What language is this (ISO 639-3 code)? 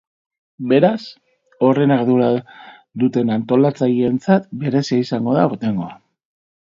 eus